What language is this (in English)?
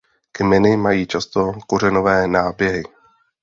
Czech